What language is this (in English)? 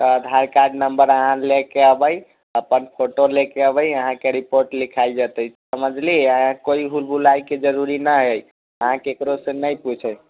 Maithili